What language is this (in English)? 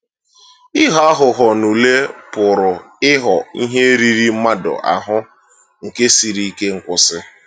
Igbo